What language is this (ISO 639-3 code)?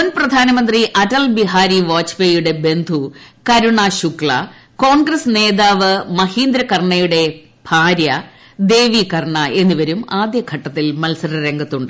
mal